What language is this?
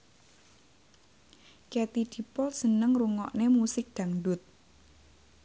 Javanese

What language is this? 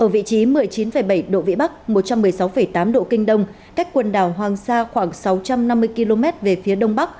Vietnamese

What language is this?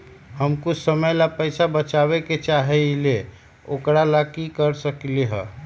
Magahi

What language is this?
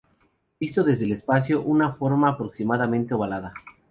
Spanish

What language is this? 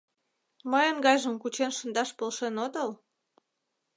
Mari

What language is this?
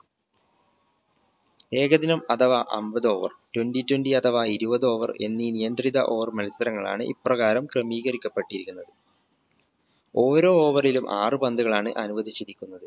Malayalam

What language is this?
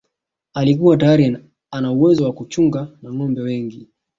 Swahili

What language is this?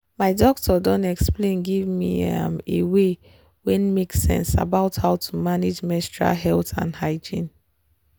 Nigerian Pidgin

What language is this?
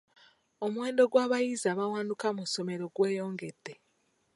Ganda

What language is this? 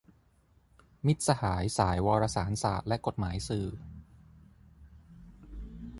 Thai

